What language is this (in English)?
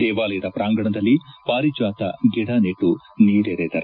Kannada